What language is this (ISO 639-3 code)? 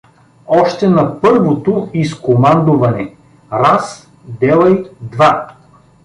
bul